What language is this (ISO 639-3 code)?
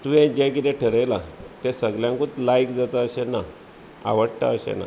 kok